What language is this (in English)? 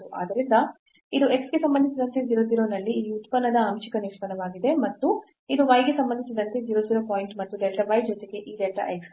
Kannada